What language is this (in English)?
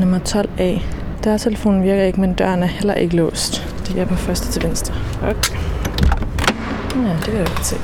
Danish